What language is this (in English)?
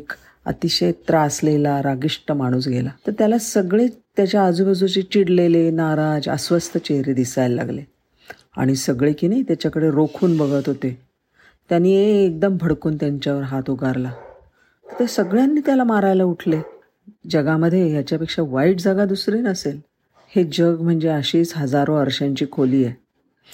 Marathi